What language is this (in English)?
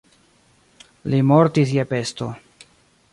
Esperanto